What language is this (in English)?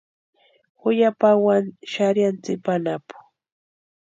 Western Highland Purepecha